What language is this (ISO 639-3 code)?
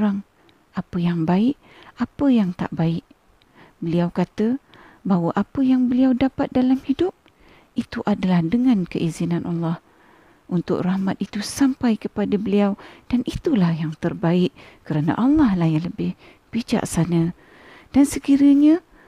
msa